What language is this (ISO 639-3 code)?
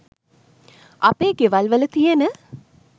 sin